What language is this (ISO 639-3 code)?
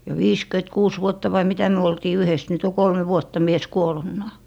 fin